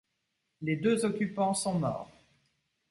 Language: French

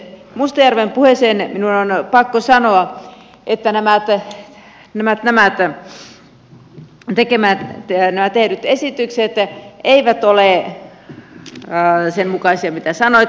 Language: Finnish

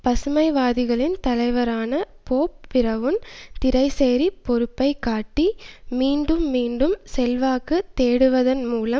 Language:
Tamil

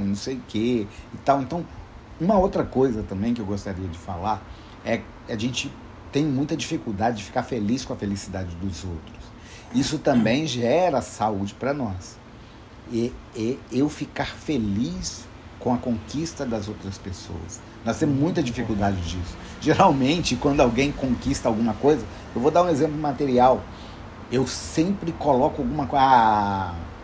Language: Portuguese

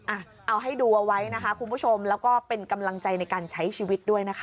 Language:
Thai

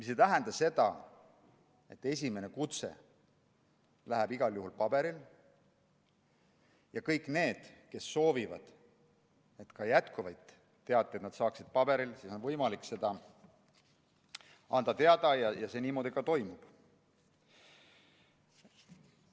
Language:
Estonian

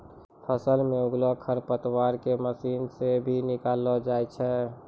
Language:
Maithili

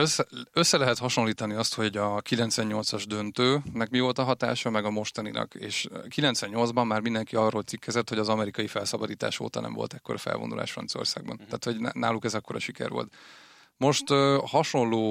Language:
Hungarian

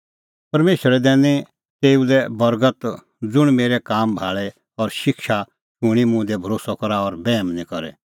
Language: Kullu Pahari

